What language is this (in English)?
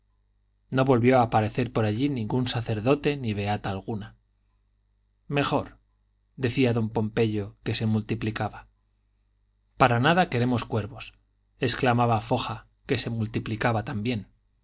Spanish